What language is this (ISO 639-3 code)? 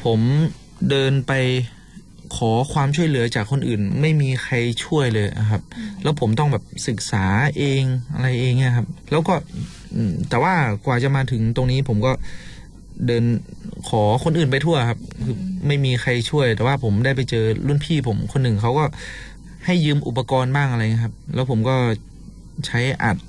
tha